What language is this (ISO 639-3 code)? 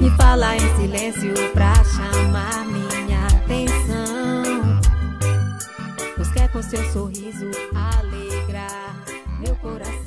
por